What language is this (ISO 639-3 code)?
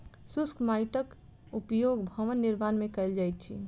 mai